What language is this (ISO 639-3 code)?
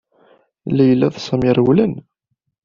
kab